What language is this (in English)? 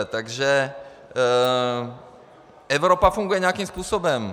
Czech